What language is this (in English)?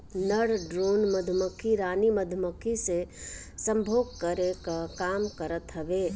Bhojpuri